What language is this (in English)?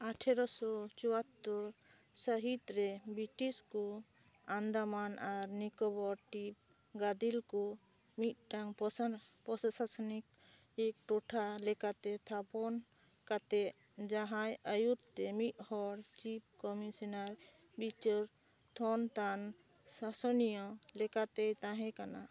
Santali